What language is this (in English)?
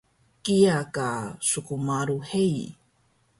Taroko